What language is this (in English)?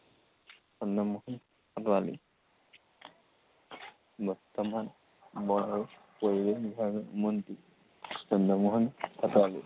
Assamese